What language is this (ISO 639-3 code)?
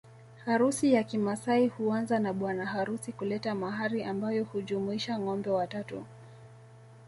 swa